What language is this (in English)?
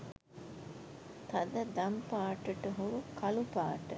Sinhala